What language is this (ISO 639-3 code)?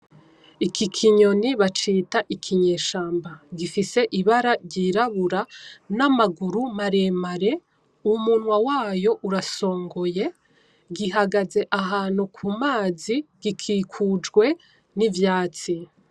run